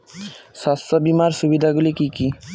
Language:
Bangla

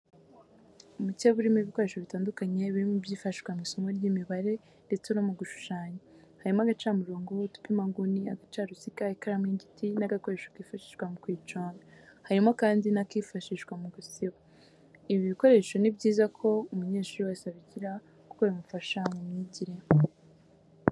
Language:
Kinyarwanda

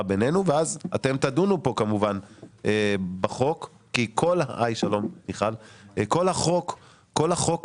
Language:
Hebrew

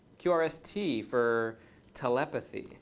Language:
English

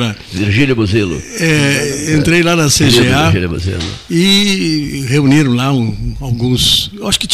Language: Portuguese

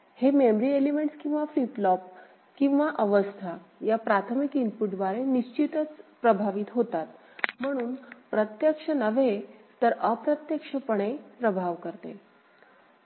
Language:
Marathi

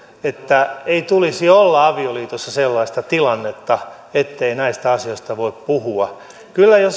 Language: Finnish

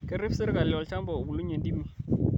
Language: Masai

